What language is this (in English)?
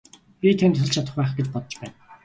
Mongolian